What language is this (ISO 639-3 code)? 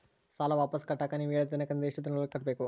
kan